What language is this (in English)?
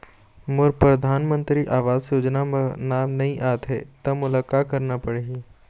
Chhattisgarhi